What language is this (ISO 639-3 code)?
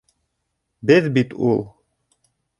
bak